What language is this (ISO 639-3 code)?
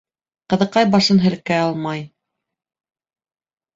bak